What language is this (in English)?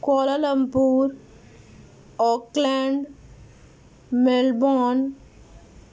Urdu